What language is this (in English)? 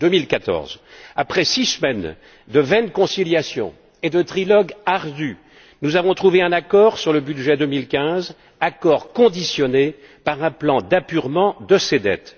French